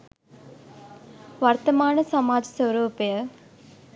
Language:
Sinhala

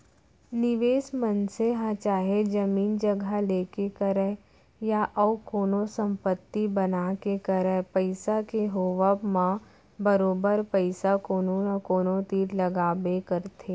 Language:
Chhattisgarhi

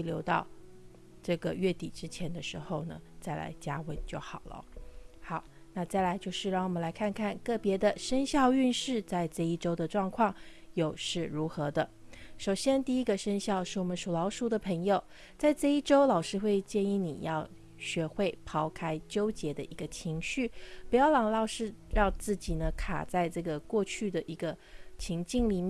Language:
Chinese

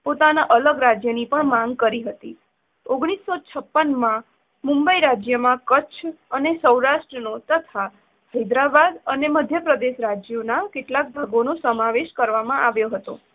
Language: Gujarati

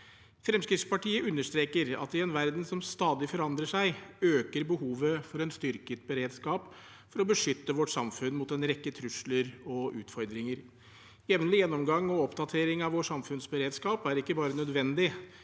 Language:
Norwegian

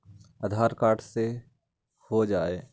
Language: Magahi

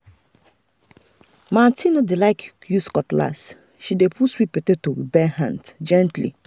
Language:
Nigerian Pidgin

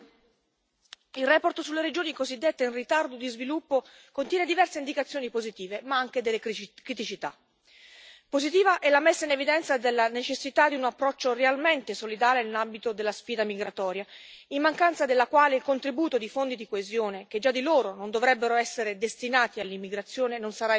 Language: Italian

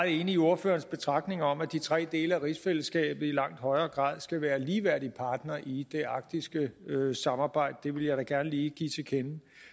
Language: Danish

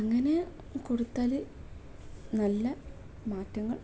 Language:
Malayalam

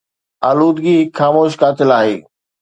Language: Sindhi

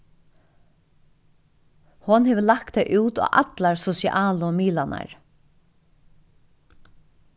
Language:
Faroese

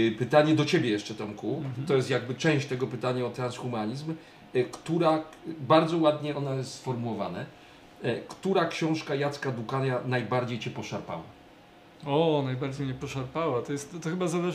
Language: Polish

